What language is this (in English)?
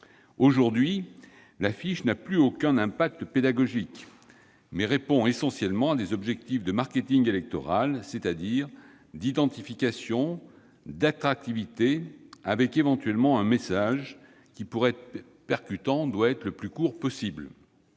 French